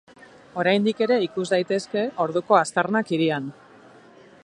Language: Basque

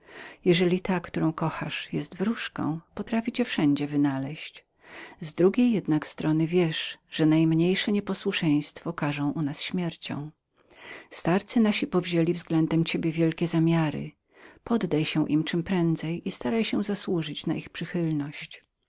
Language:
Polish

